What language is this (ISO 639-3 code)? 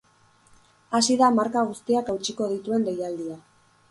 eus